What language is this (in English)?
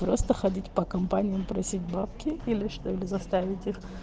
Russian